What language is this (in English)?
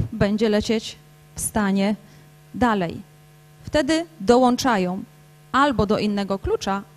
Polish